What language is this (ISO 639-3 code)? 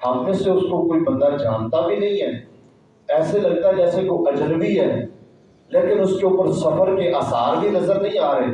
urd